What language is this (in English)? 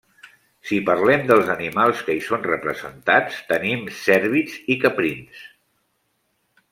Catalan